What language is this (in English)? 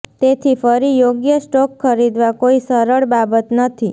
Gujarati